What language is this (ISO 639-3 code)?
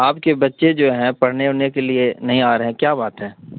urd